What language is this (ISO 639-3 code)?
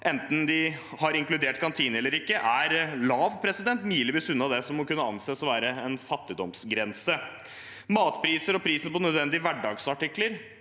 nor